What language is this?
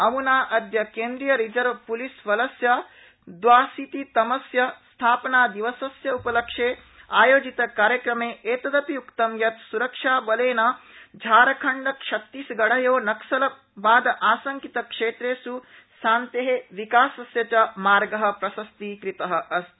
Sanskrit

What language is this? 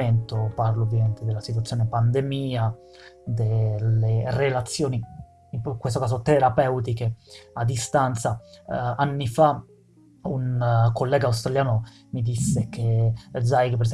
Italian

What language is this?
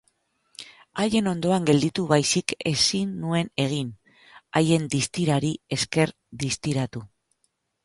Basque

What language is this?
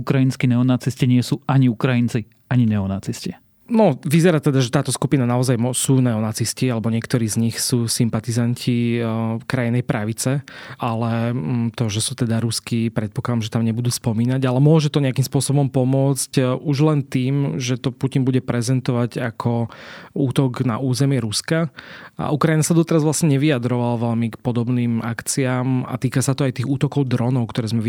Slovak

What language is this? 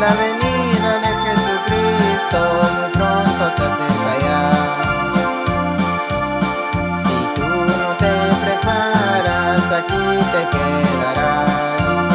Indonesian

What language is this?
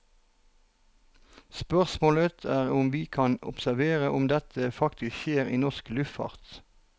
Norwegian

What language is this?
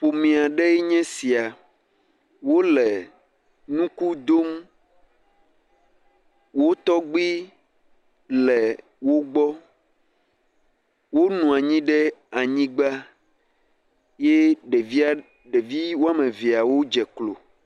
Ewe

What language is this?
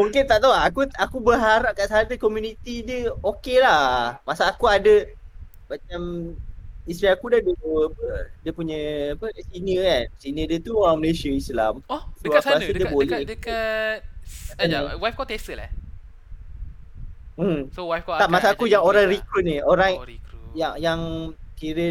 Malay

